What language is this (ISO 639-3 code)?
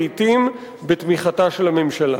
heb